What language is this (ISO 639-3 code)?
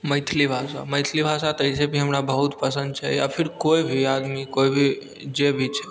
mai